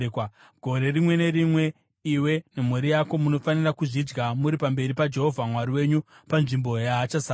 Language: Shona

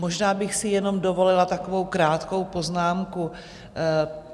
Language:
Czech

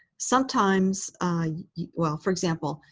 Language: English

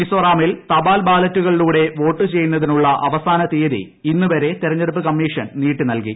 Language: Malayalam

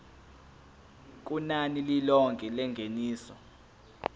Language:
Zulu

